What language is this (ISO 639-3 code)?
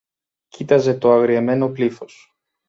ell